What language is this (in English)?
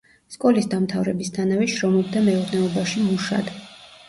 Georgian